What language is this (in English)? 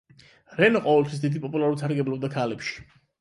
Georgian